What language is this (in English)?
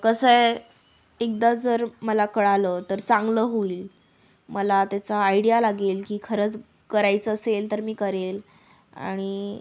Marathi